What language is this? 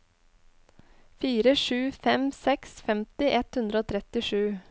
Norwegian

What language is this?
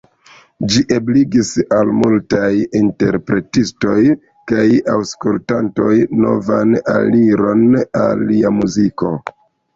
Esperanto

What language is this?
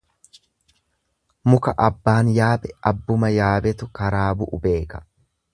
Oromo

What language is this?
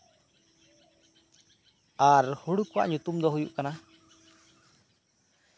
Santali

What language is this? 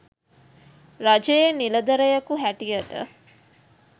Sinhala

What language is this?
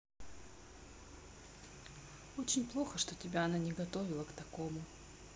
Russian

